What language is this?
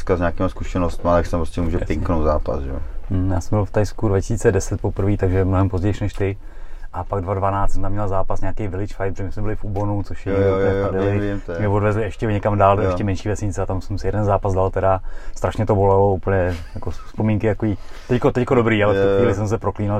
Czech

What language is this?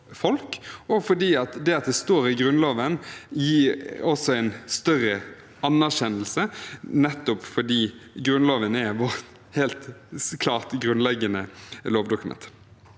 Norwegian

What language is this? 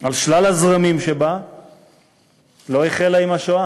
Hebrew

